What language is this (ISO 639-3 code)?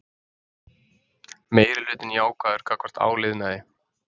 isl